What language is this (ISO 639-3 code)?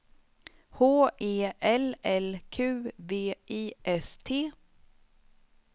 swe